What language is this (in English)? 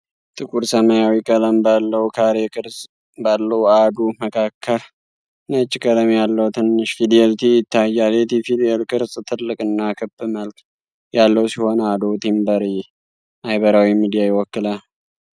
Amharic